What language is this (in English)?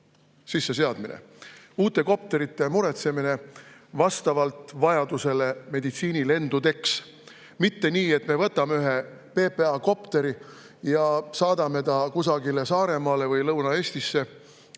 Estonian